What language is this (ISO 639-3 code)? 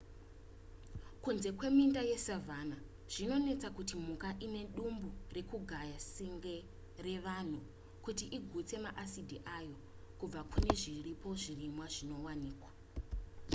sna